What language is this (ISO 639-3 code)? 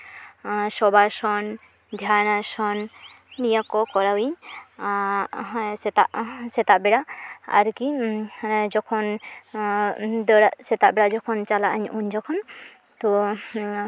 sat